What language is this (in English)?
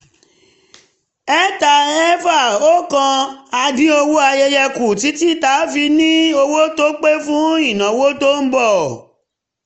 Yoruba